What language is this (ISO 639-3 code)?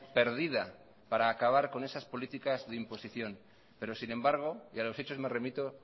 spa